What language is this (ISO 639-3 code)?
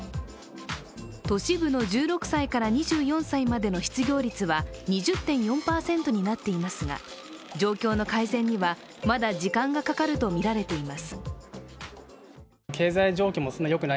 jpn